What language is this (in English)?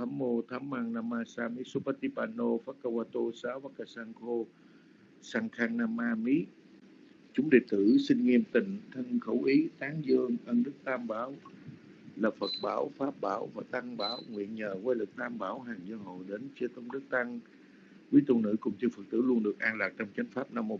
Vietnamese